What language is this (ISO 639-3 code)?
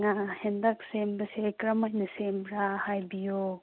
mni